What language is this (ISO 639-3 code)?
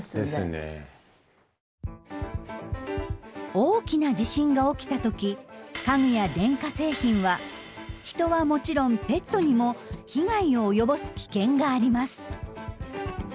jpn